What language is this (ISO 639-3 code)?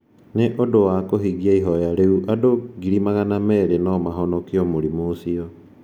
kik